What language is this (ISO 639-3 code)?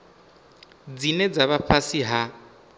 ven